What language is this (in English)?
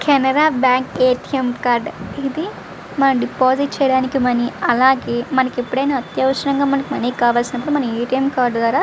Telugu